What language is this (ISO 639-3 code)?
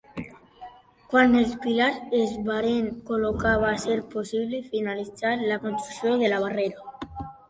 cat